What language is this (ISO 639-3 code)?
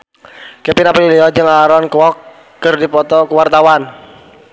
sun